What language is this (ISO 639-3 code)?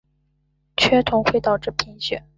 zho